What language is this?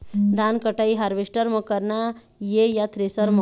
Chhattisgarhi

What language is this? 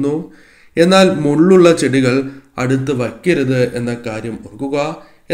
Malayalam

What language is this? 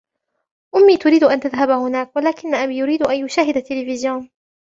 Arabic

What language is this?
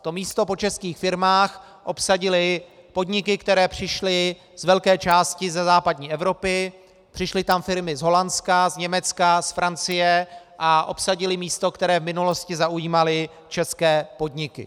Czech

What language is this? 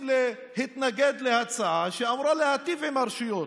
Hebrew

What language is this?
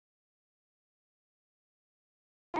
Icelandic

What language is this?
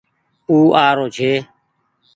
Goaria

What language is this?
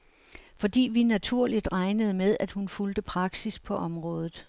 Danish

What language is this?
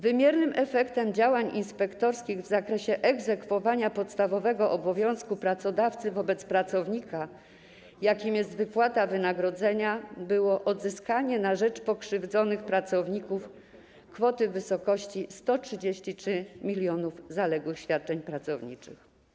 Polish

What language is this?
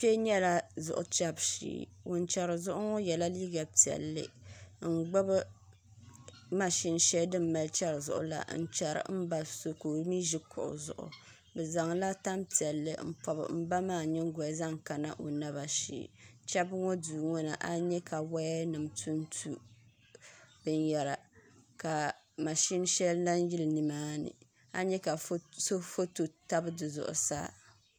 Dagbani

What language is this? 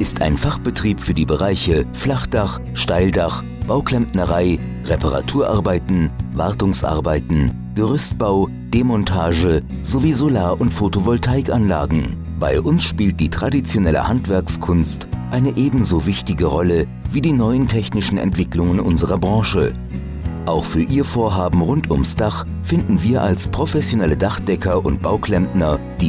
German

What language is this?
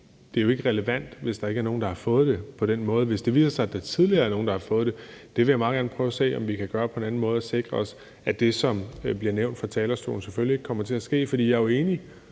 Danish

